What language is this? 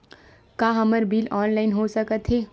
Chhattisgarhi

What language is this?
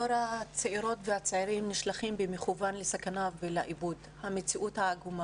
Hebrew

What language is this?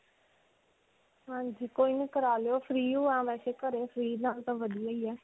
Punjabi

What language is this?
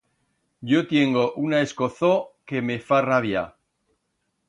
Aragonese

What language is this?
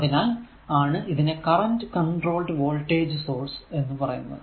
Malayalam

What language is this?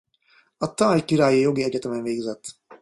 Hungarian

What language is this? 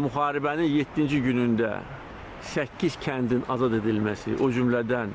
Turkish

